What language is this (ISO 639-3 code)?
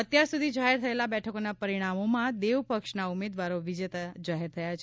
guj